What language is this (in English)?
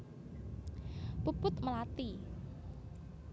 Javanese